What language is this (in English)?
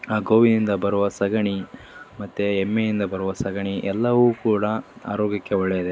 Kannada